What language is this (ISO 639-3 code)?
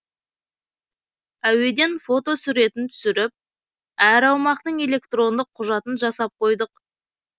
kaz